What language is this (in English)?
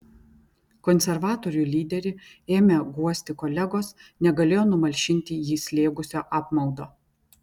Lithuanian